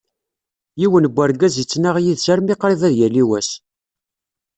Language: Kabyle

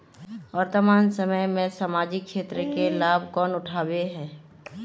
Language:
Magahi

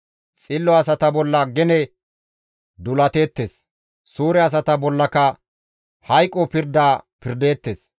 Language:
Gamo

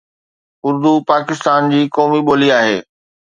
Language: Sindhi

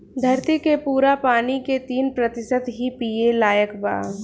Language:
Bhojpuri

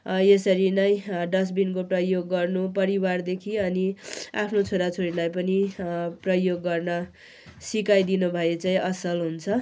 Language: Nepali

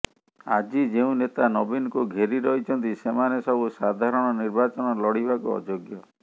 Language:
Odia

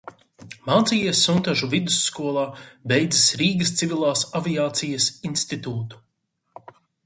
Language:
Latvian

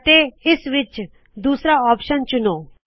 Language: Punjabi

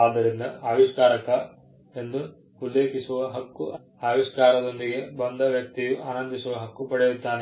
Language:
Kannada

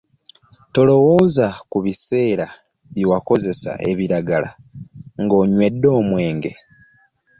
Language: Ganda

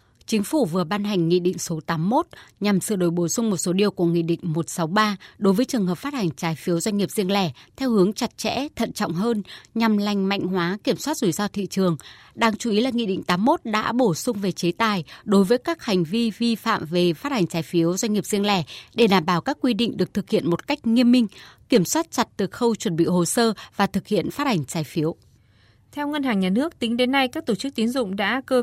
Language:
Vietnamese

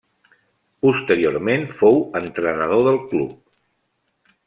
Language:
Catalan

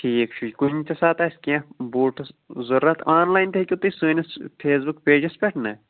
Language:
Kashmiri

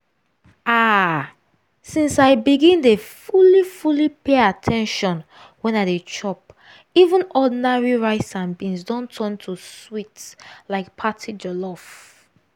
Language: Nigerian Pidgin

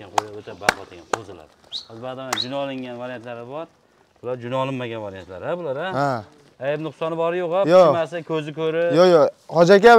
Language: Turkish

